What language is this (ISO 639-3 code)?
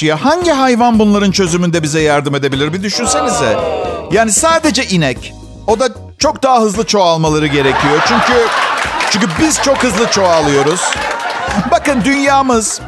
tur